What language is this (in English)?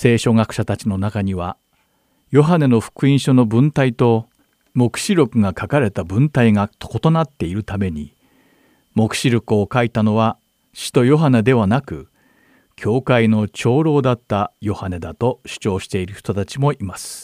Japanese